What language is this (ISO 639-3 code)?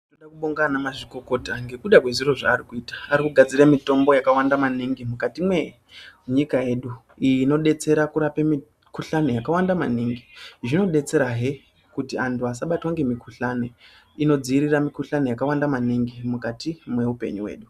ndc